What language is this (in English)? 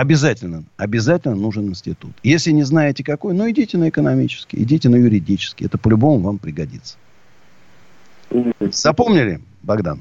Russian